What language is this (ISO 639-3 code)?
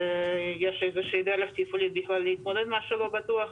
heb